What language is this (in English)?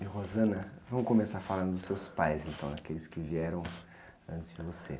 Portuguese